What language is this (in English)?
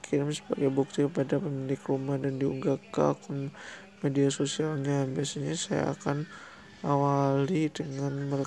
Indonesian